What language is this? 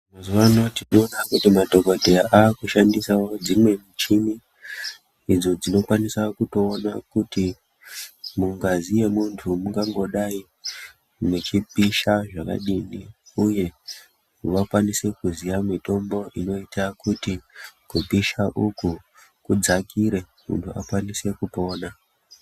Ndau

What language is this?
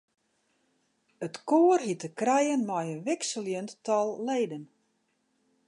Western Frisian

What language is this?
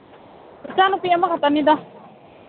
Manipuri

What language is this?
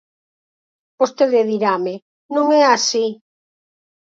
Galician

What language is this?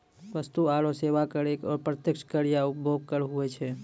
Maithili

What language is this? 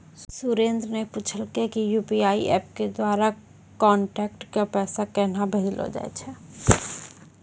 Maithili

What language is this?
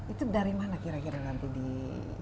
Indonesian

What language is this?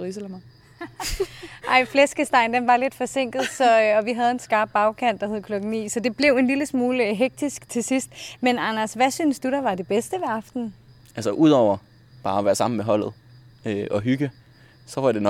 Danish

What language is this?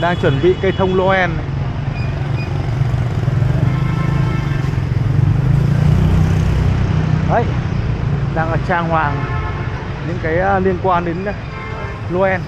Vietnamese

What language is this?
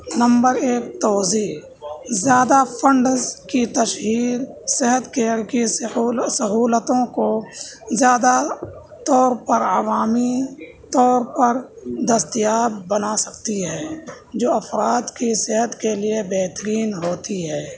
Urdu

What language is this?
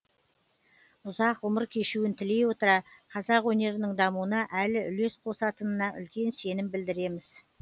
Kazakh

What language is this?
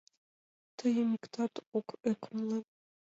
Mari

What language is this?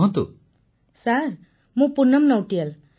Odia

